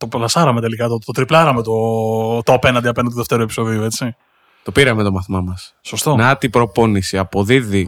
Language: Greek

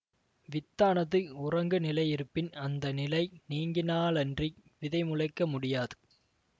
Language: Tamil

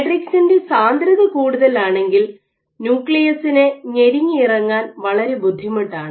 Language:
Malayalam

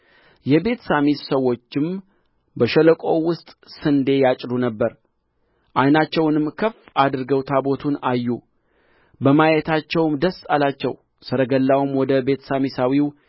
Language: Amharic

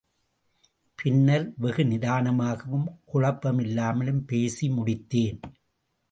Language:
Tamil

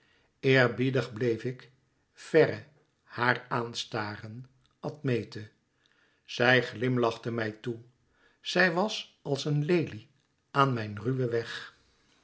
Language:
Dutch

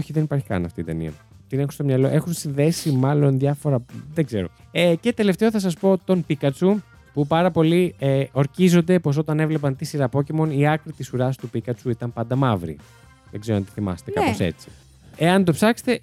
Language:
Greek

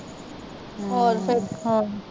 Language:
Punjabi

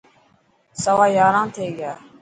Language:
Dhatki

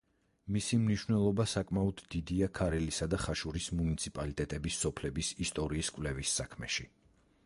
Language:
Georgian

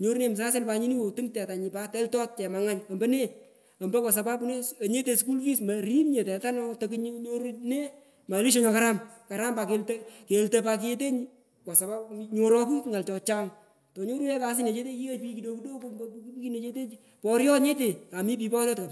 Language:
Pökoot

